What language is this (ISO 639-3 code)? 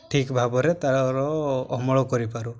ori